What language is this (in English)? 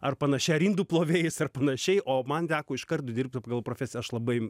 Lithuanian